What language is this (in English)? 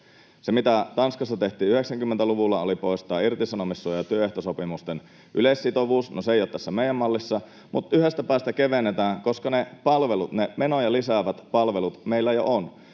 Finnish